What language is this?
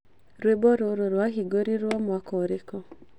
Kikuyu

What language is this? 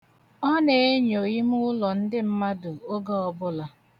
Igbo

